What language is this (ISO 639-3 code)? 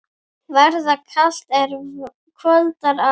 isl